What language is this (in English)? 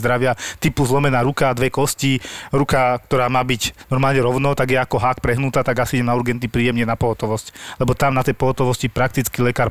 Slovak